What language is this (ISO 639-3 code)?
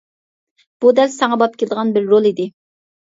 uig